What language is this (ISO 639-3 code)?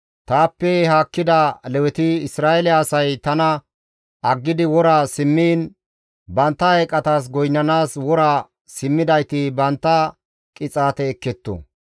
gmv